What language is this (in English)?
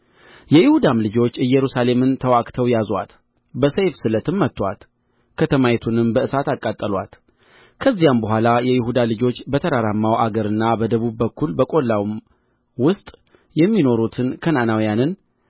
Amharic